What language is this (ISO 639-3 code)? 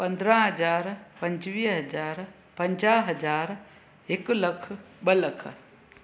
snd